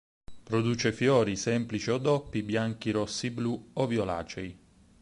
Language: Italian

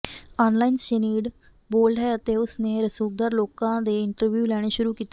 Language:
Punjabi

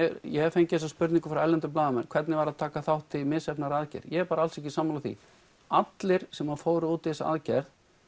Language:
Icelandic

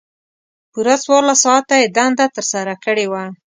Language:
Pashto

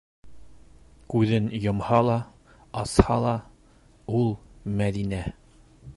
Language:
Bashkir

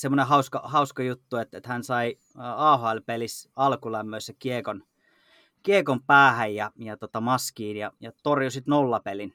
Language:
Finnish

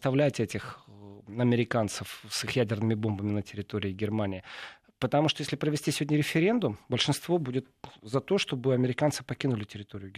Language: Russian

